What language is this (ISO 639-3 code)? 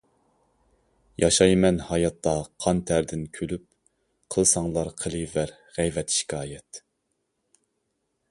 uig